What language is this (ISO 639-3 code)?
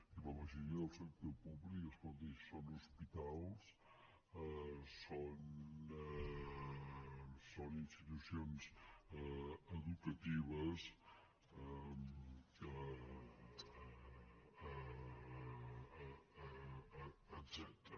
cat